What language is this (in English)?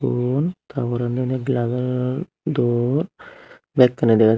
Chakma